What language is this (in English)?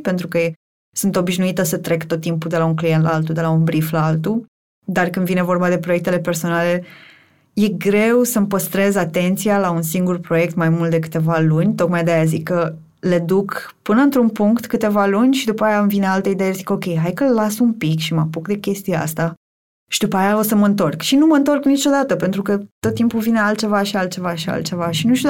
Romanian